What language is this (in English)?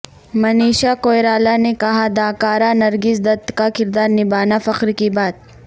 Urdu